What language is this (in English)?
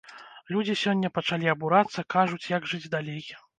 Belarusian